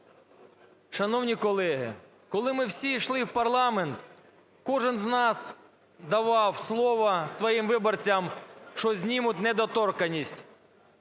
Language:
Ukrainian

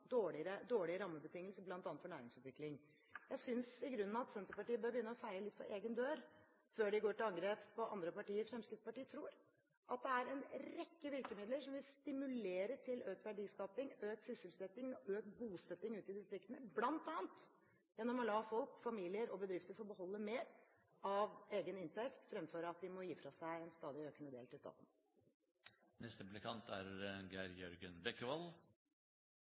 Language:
Norwegian Bokmål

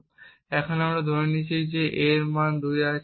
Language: Bangla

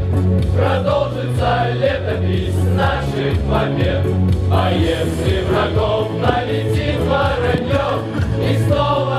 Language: Russian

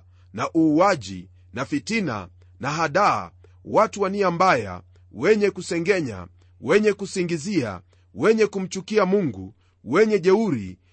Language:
Swahili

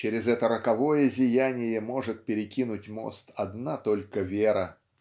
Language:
Russian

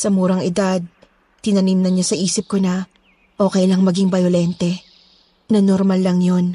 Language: Filipino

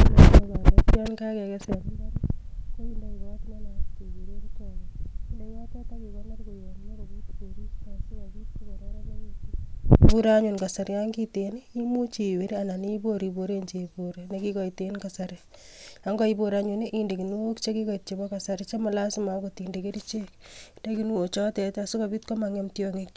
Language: Kalenjin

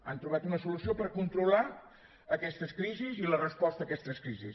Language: Catalan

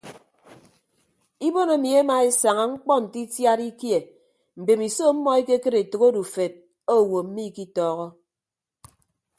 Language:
Ibibio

